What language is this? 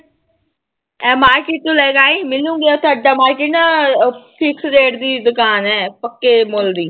Punjabi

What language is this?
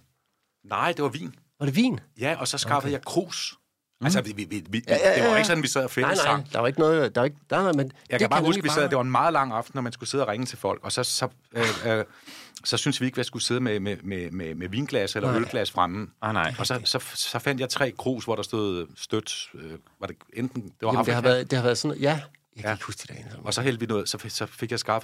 Danish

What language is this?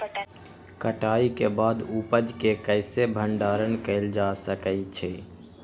Magahi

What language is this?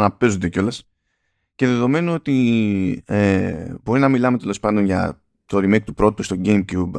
Greek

